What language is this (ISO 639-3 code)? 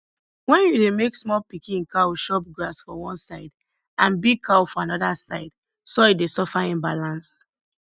pcm